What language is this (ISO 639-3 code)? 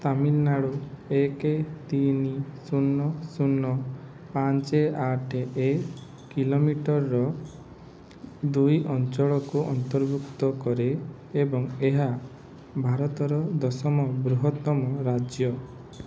ori